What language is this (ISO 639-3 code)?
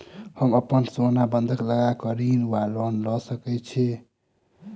mai